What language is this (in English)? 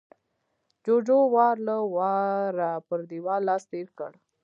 Pashto